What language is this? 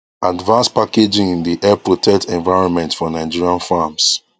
Nigerian Pidgin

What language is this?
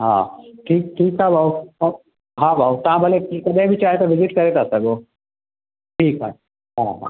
Sindhi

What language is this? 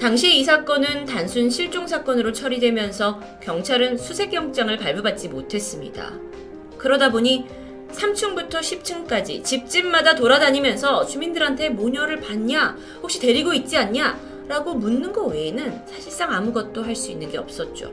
Korean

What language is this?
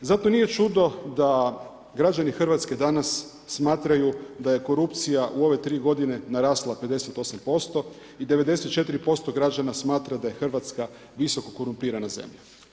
Croatian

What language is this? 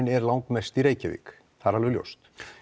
Icelandic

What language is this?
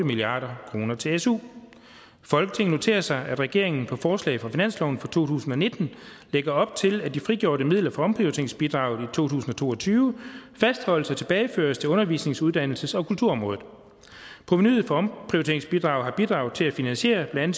Danish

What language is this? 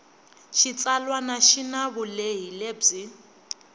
Tsonga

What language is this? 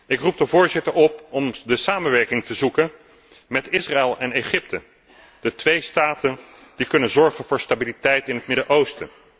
Dutch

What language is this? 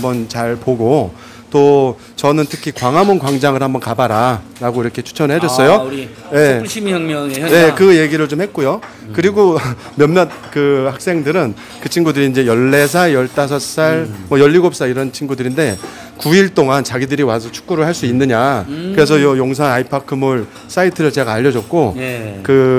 Korean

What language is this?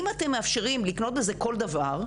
Hebrew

